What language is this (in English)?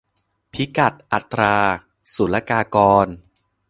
Thai